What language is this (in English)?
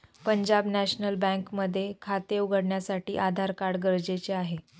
Marathi